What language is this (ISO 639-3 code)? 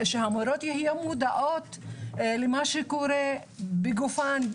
heb